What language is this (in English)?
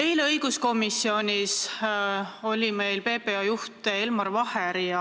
Estonian